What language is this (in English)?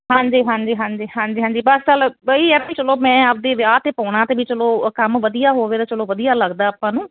Punjabi